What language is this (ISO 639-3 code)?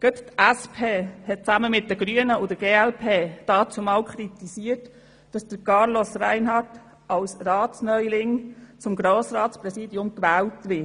gsw